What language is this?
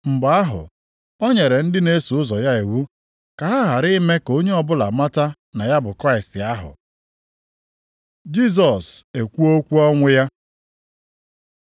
Igbo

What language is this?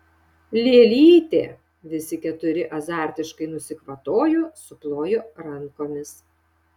Lithuanian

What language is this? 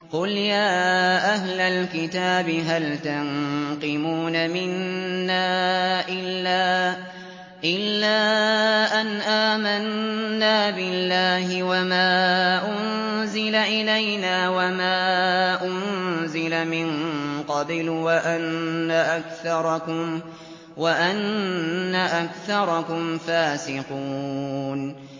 Arabic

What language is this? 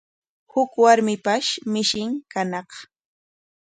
Corongo Ancash Quechua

